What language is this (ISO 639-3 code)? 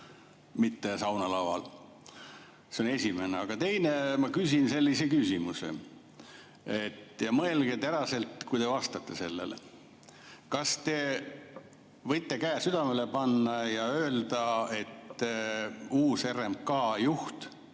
est